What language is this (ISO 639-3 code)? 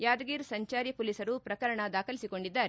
kan